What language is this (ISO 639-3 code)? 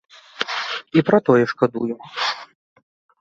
bel